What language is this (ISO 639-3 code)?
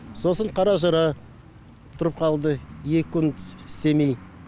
kaz